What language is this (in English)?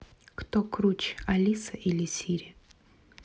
Russian